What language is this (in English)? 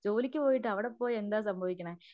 Malayalam